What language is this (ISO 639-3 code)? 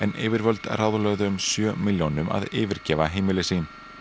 isl